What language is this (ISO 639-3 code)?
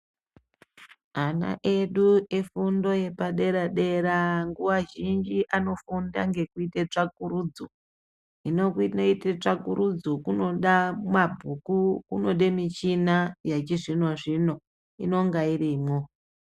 ndc